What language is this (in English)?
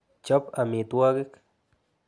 Kalenjin